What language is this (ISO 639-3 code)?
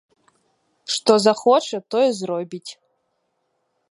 bel